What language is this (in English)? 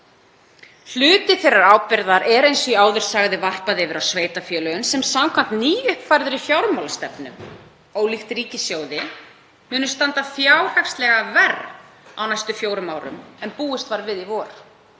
Icelandic